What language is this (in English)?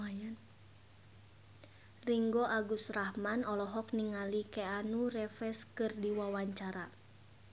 Sundanese